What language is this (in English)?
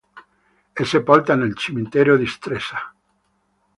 Italian